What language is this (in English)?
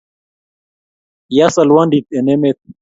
Kalenjin